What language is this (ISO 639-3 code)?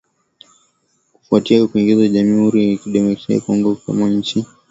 swa